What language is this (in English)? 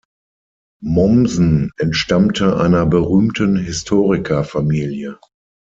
German